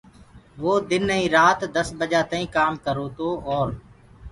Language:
Gurgula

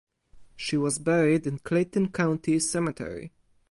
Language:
English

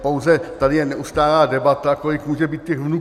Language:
Czech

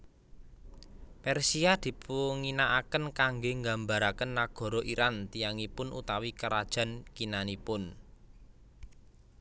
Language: Javanese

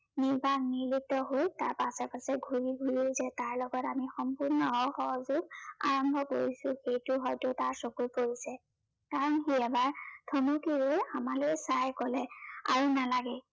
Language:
Assamese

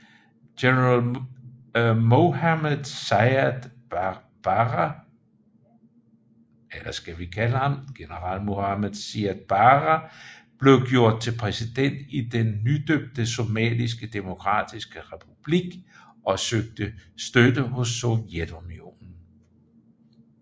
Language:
Danish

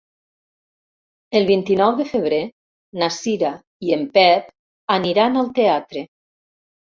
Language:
Catalan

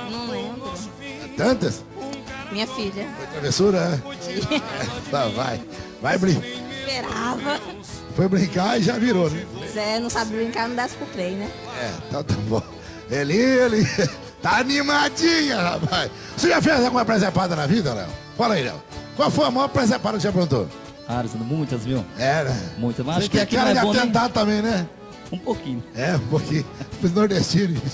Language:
Portuguese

